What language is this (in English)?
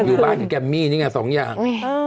Thai